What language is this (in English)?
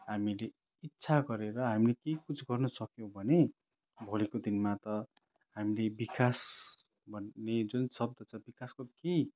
Nepali